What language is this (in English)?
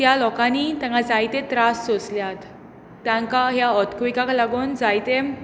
Konkani